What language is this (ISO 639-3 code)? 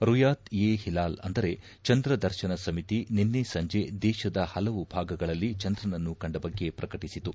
kan